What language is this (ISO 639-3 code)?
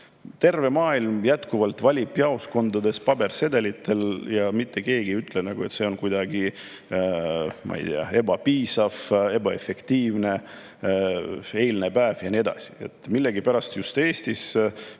est